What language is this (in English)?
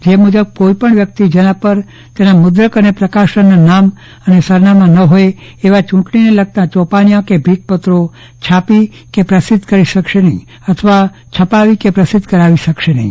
Gujarati